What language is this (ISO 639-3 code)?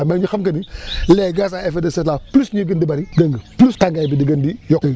wol